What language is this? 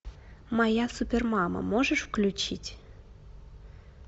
Russian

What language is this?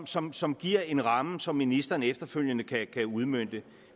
Danish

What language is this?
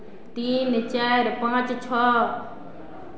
Maithili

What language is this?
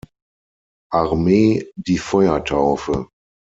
German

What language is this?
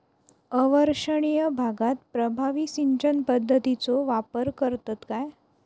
Marathi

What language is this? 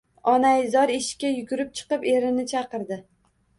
Uzbek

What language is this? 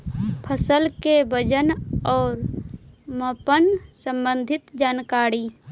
Magahi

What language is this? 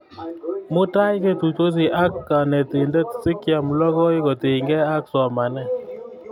Kalenjin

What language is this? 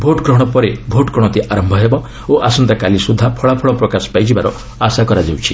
Odia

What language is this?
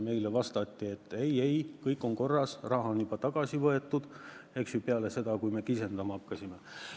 Estonian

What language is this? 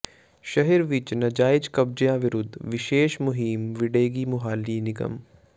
Punjabi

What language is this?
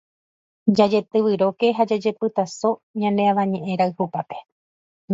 Guarani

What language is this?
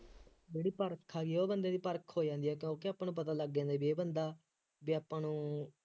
Punjabi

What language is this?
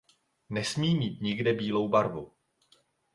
Czech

